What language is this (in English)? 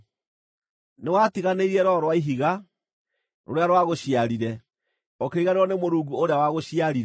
Kikuyu